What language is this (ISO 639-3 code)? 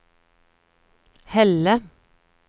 nor